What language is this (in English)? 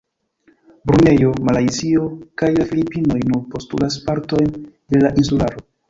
Esperanto